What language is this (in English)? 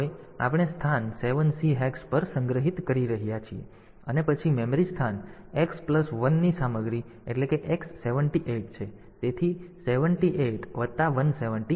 Gujarati